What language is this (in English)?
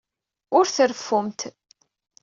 Kabyle